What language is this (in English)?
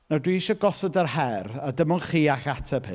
Welsh